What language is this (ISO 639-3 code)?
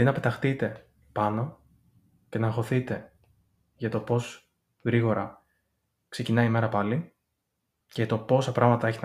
ell